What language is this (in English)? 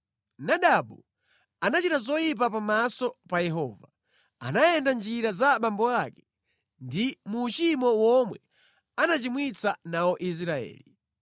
Nyanja